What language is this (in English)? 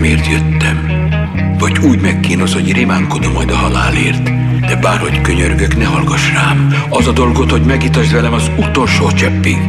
Hungarian